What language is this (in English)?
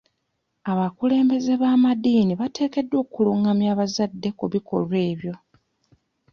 Ganda